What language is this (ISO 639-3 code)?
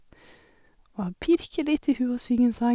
nor